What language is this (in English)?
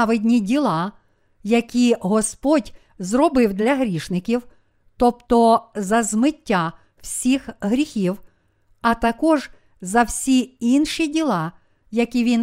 Ukrainian